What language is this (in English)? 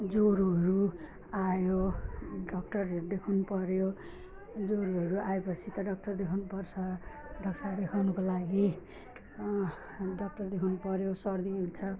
Nepali